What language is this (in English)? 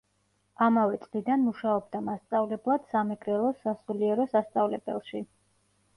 Georgian